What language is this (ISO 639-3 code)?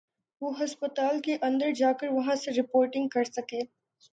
urd